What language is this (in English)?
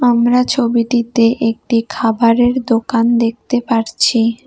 Bangla